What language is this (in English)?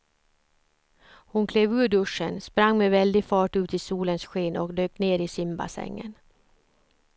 Swedish